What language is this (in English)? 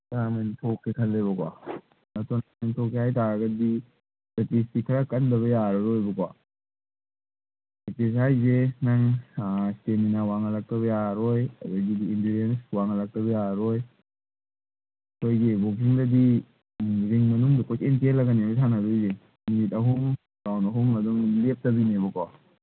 Manipuri